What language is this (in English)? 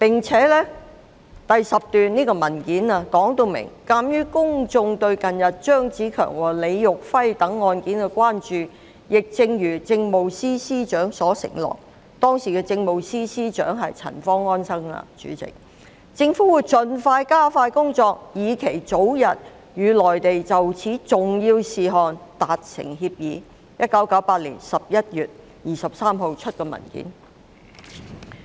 Cantonese